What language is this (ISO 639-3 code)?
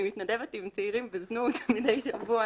heb